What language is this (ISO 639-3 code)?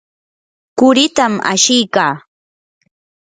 qur